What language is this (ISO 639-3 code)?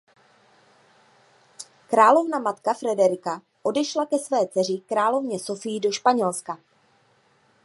ces